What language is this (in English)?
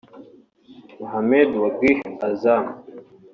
Kinyarwanda